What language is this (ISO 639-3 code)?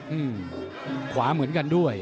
tha